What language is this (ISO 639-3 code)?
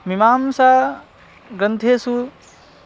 san